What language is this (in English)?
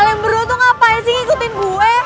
Indonesian